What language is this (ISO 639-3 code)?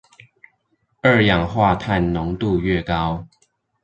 zho